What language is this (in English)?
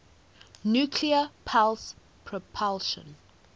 English